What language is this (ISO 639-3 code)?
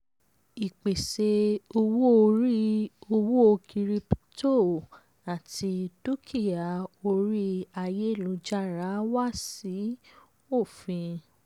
yor